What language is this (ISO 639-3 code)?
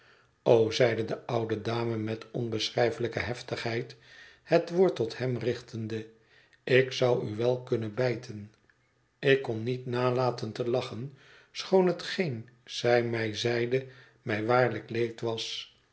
nld